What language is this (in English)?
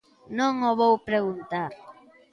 Galician